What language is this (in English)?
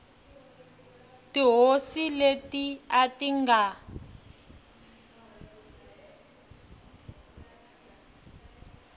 Tsonga